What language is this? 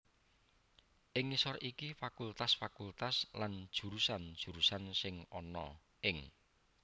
Javanese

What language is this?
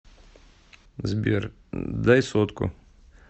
Russian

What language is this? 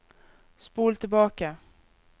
Norwegian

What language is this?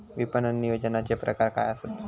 Marathi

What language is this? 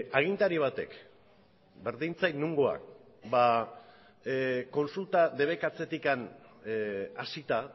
Basque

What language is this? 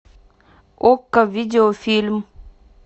Russian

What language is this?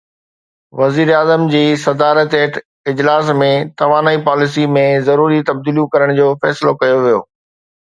Sindhi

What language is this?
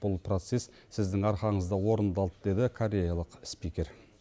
Kazakh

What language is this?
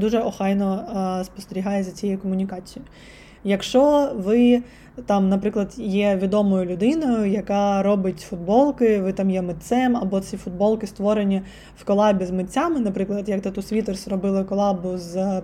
Ukrainian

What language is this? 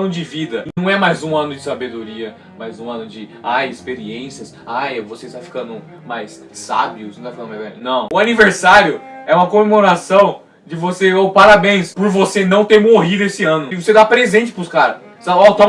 Portuguese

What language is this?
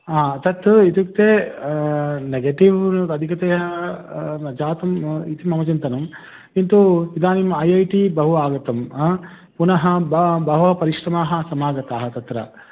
Sanskrit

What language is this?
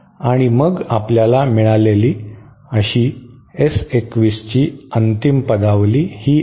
Marathi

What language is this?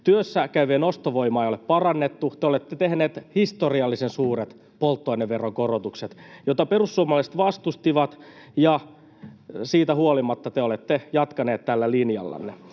Finnish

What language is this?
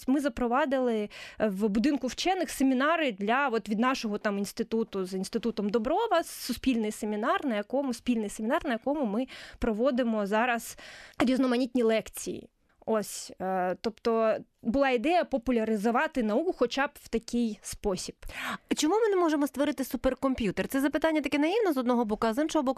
Ukrainian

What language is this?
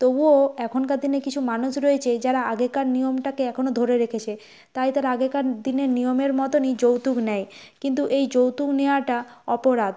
Bangla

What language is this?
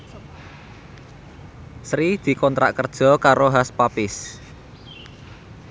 Javanese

